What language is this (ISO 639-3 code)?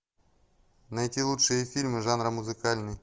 rus